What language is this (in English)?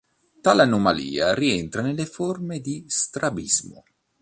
Italian